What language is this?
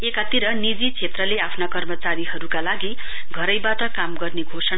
Nepali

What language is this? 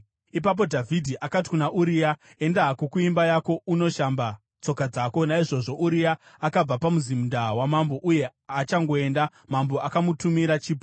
Shona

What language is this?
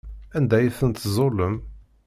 Kabyle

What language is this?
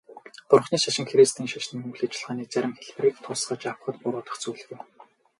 Mongolian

